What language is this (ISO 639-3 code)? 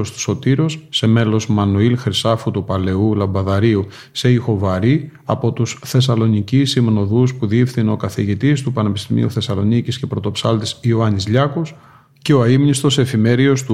ell